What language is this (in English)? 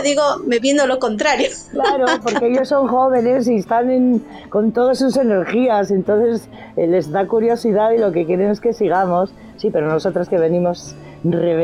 Spanish